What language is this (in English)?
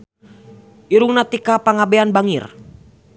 Sundanese